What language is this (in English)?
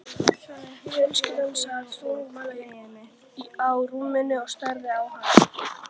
Icelandic